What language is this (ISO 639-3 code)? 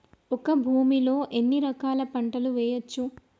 tel